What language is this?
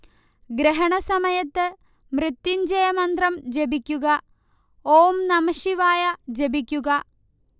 Malayalam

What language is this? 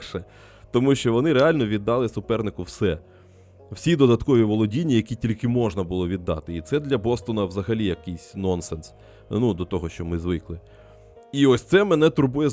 Ukrainian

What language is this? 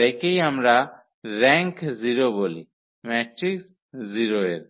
Bangla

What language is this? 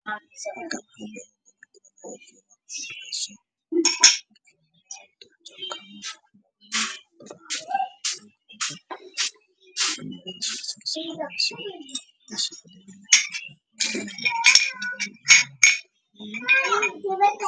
Somali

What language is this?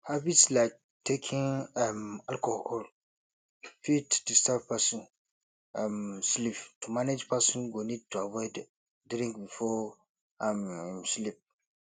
Nigerian Pidgin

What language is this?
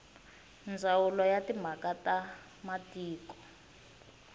Tsonga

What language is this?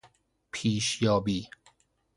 Persian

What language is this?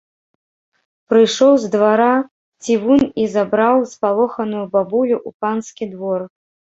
Belarusian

